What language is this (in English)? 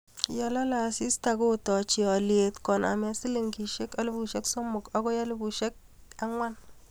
Kalenjin